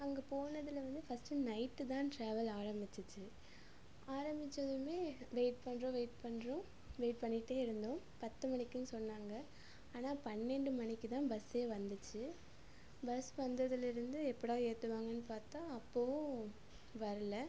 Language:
Tamil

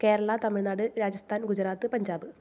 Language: Malayalam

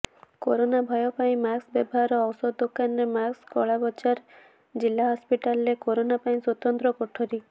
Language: Odia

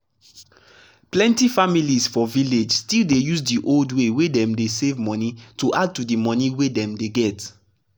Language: Nigerian Pidgin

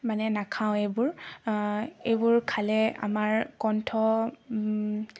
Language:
Assamese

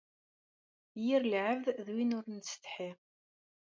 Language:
Kabyle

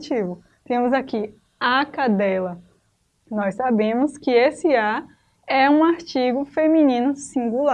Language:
Portuguese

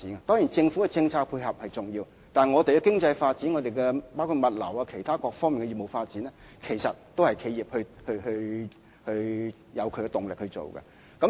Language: Cantonese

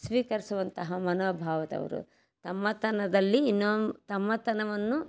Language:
Kannada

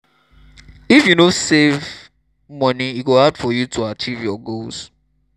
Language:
Nigerian Pidgin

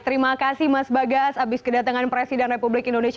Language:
Indonesian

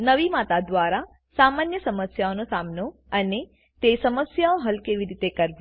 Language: Gujarati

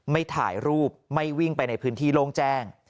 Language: Thai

